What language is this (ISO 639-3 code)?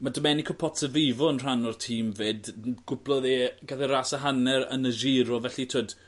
cym